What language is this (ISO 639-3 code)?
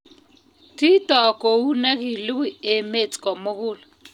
kln